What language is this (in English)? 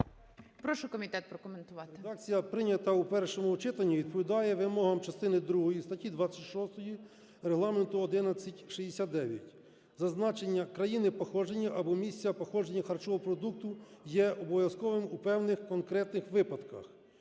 Ukrainian